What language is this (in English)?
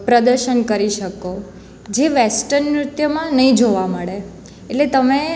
Gujarati